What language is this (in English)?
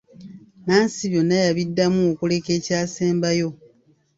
Ganda